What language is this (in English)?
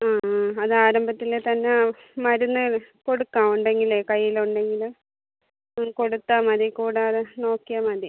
Malayalam